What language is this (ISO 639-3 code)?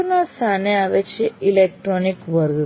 guj